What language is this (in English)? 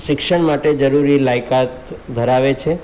Gujarati